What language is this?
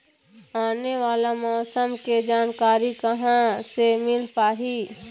Chhattisgarhi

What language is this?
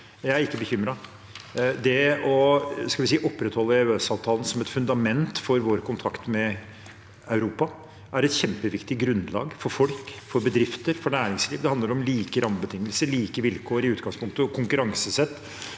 Norwegian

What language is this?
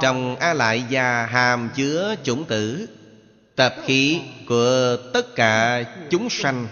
Vietnamese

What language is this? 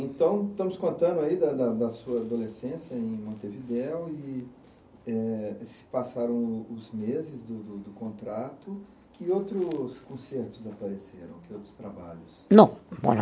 Portuguese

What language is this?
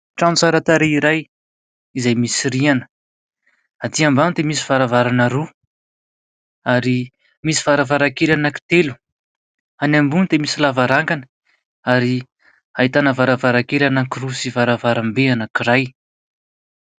Malagasy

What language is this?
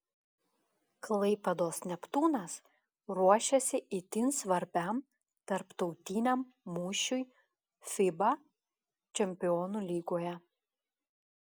Lithuanian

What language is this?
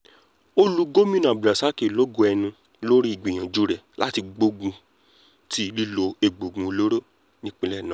Yoruba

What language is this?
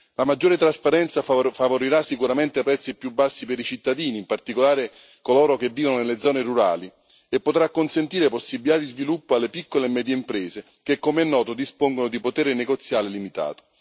Italian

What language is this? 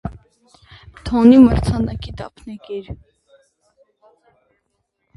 Armenian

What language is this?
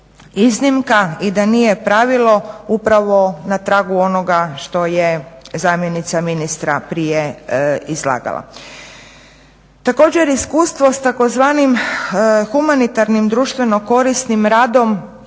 Croatian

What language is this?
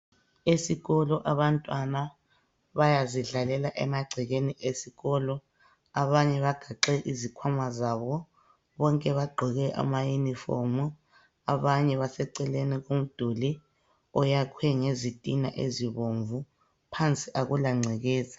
North Ndebele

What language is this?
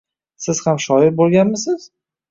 Uzbek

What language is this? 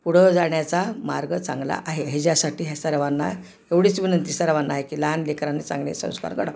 Marathi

